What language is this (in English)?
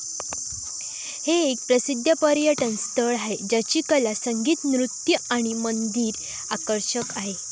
Marathi